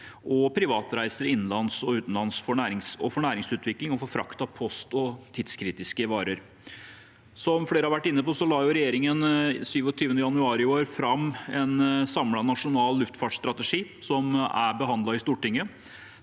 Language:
Norwegian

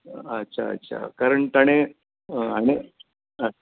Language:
Konkani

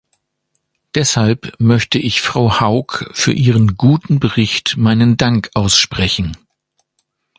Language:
German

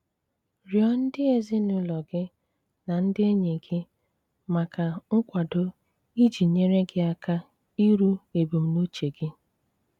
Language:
Igbo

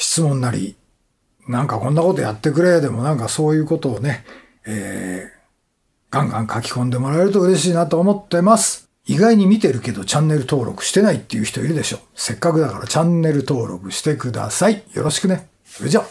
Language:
Japanese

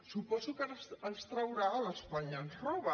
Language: Catalan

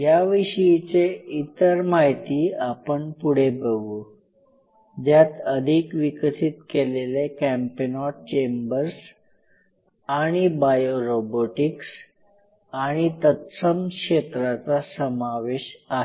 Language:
Marathi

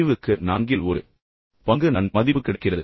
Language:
Tamil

